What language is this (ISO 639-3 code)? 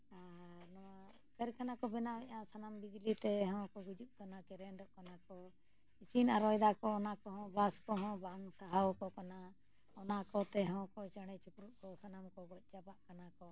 sat